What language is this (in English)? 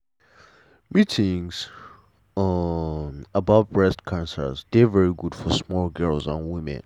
Nigerian Pidgin